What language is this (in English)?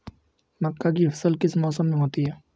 Hindi